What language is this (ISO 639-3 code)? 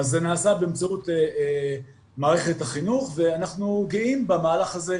heb